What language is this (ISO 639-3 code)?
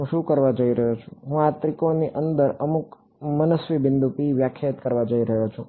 guj